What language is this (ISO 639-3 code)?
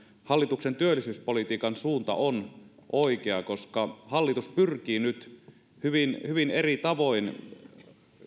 fin